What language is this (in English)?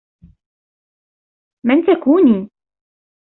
Arabic